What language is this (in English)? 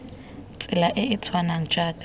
Tswana